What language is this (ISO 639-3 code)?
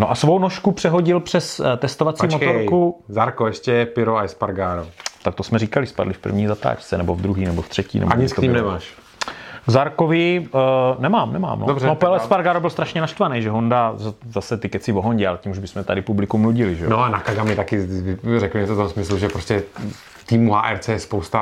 ces